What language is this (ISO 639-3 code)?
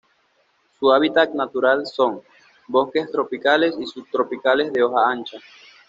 spa